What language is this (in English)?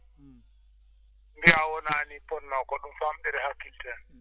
Fula